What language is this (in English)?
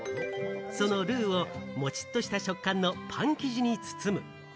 Japanese